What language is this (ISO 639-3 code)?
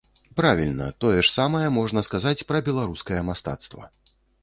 bel